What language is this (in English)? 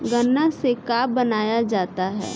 Bhojpuri